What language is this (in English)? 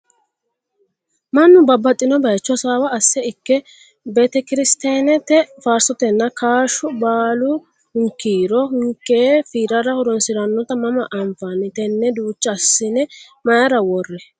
Sidamo